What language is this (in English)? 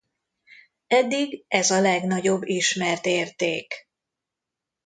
Hungarian